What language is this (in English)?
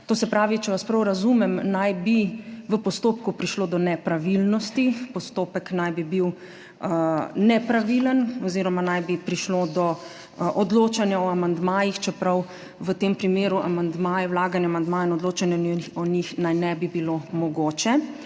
Slovenian